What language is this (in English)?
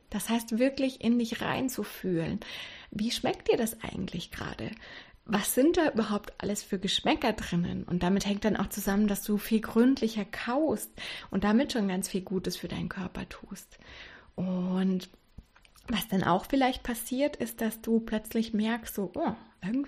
German